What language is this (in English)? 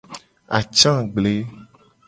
Gen